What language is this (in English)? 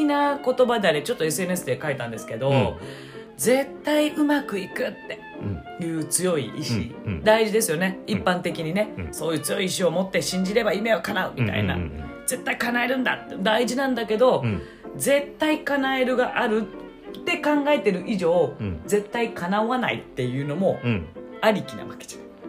Japanese